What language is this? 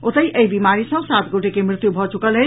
Maithili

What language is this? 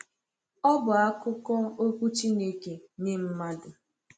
Igbo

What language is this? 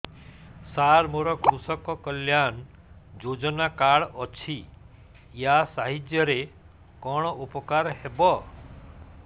Odia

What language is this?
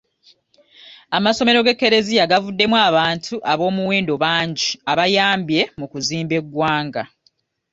Ganda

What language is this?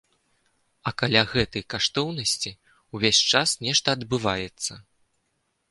Belarusian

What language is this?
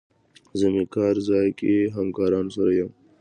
Pashto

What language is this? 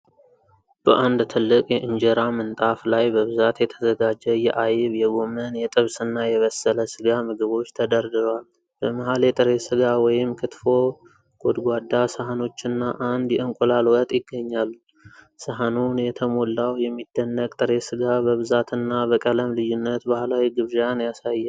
Amharic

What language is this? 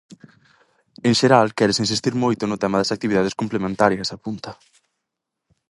Galician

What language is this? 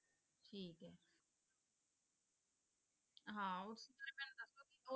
Punjabi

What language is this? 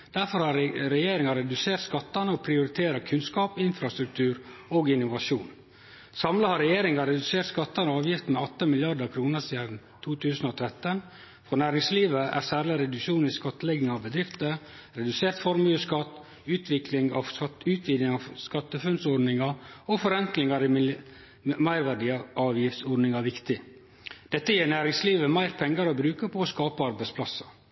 Norwegian Nynorsk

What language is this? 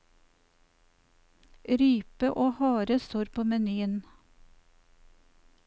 Norwegian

